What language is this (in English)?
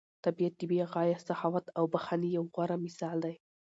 Pashto